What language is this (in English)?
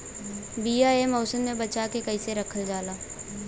Bhojpuri